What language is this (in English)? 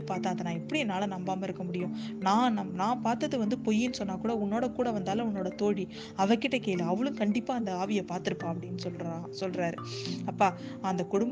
Tamil